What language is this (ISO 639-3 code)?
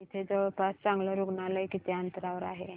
mar